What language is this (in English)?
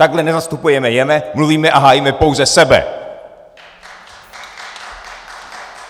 Czech